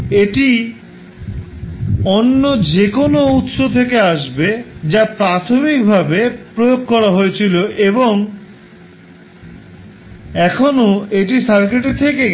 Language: Bangla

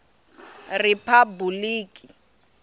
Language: Tsonga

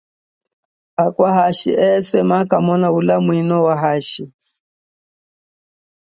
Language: Chokwe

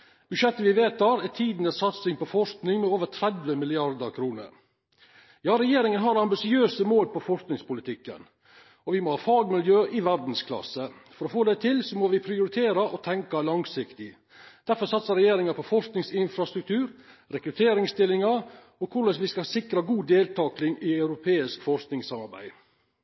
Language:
Norwegian Nynorsk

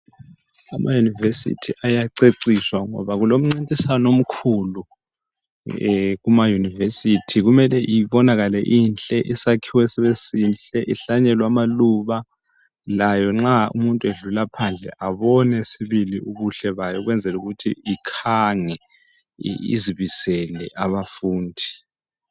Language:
North Ndebele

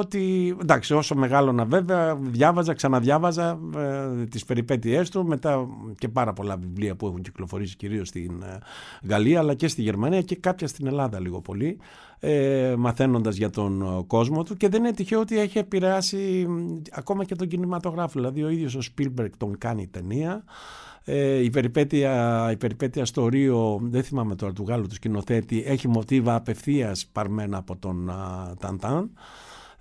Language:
Greek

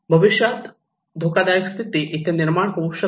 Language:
Marathi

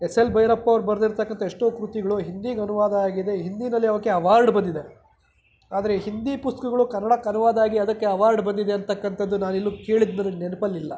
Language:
Kannada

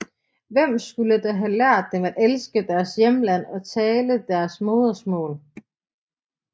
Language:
Danish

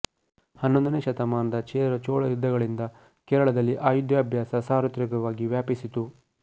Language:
Kannada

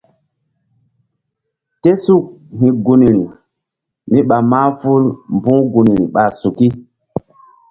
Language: Mbum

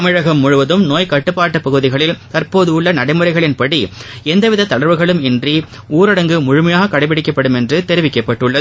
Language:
Tamil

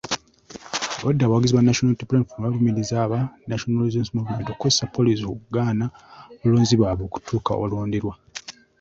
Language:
Ganda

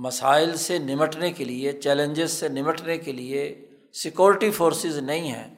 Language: Urdu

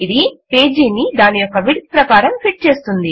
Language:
Telugu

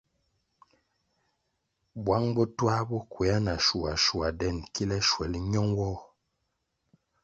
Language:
Kwasio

